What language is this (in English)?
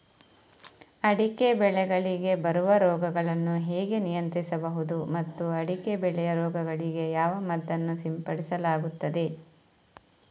Kannada